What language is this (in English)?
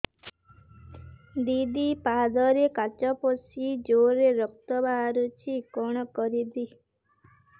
Odia